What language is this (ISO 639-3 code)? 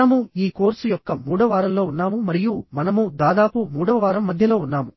tel